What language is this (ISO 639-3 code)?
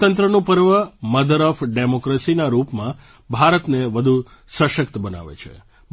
guj